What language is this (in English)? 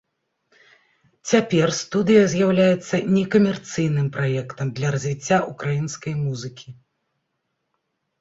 Belarusian